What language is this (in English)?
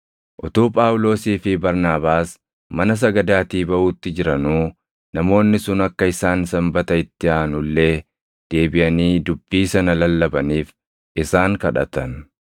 Oromo